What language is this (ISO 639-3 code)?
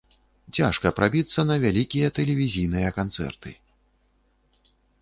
bel